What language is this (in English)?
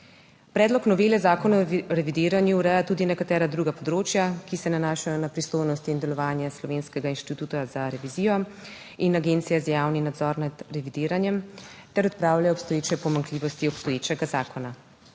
Slovenian